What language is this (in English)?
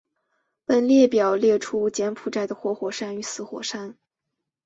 Chinese